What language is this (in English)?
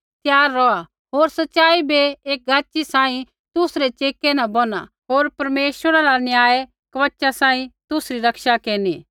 Kullu Pahari